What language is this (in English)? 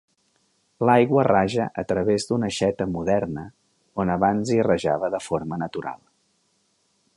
Catalan